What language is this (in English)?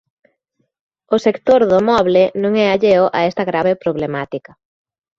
Galician